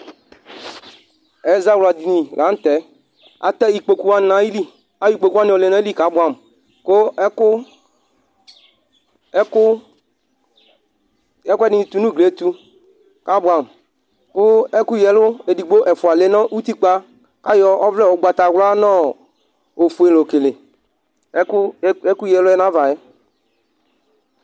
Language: Ikposo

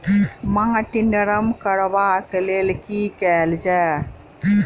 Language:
Maithili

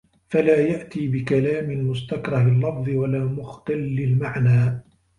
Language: Arabic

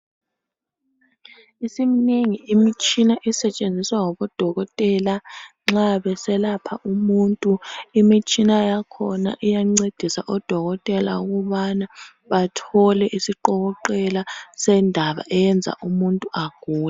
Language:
North Ndebele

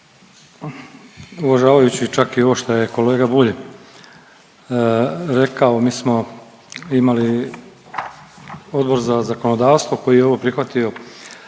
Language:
Croatian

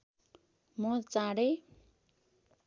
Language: Nepali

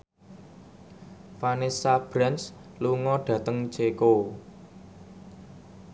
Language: Javanese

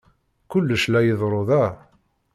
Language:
Kabyle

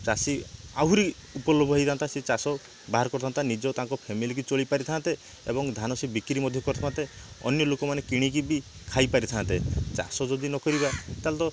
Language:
Odia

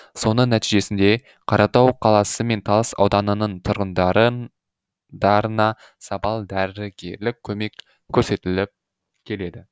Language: Kazakh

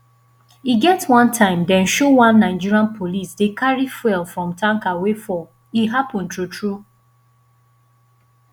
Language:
Nigerian Pidgin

